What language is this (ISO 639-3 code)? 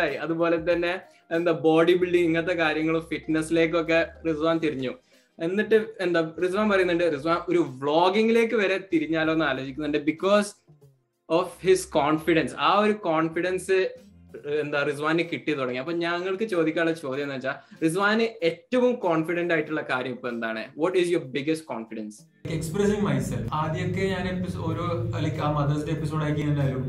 mal